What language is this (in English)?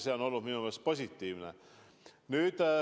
Estonian